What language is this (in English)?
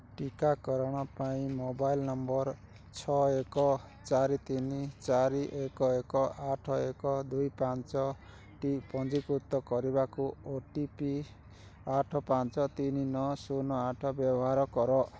Odia